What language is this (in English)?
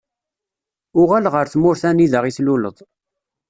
Kabyle